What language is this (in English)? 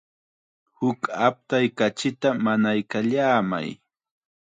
Chiquián Ancash Quechua